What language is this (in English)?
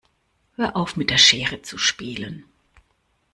German